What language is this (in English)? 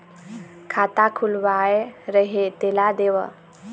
Chhattisgarhi